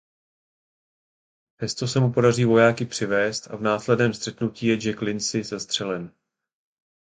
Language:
Czech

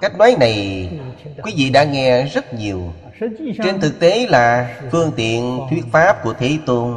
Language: Vietnamese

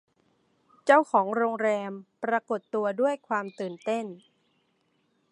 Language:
Thai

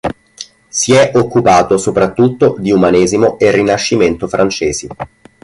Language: Italian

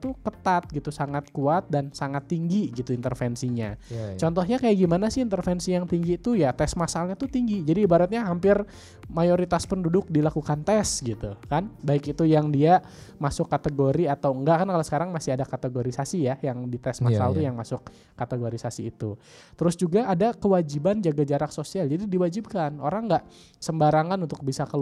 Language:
Indonesian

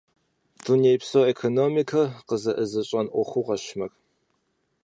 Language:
Kabardian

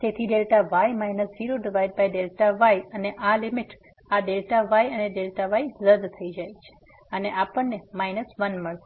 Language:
Gujarati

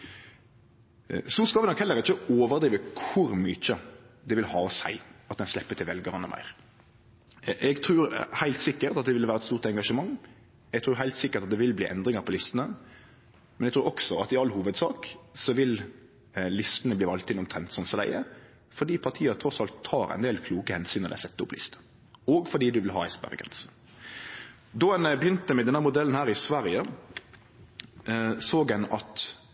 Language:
Norwegian Nynorsk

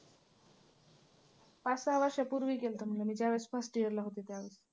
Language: Marathi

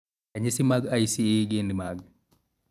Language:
Luo (Kenya and Tanzania)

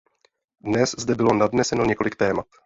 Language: Czech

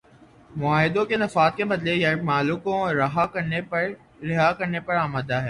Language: Urdu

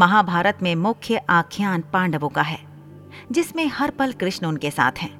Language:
Hindi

